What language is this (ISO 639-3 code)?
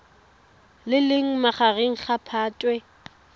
tsn